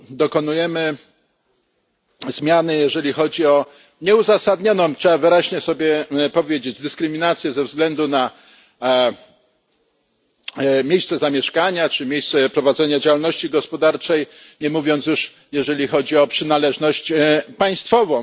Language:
Polish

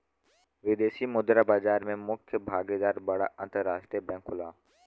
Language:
Bhojpuri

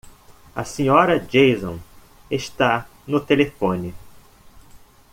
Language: Portuguese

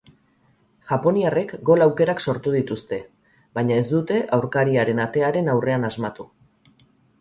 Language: Basque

